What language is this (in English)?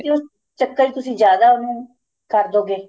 Punjabi